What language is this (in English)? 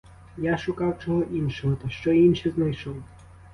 Ukrainian